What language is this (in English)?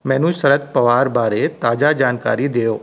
Punjabi